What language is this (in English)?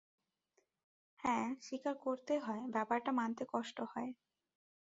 Bangla